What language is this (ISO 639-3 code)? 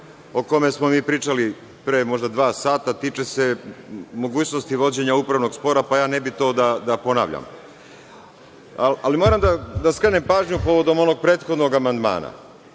srp